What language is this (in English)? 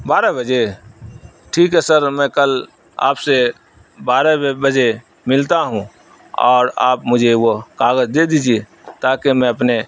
Urdu